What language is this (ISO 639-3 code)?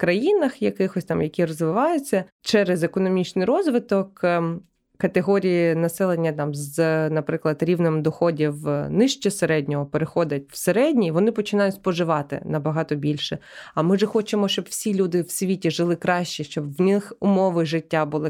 ukr